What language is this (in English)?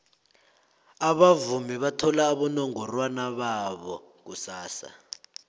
South Ndebele